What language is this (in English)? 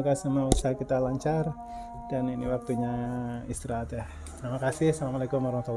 Indonesian